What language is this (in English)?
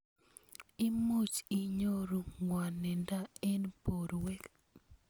Kalenjin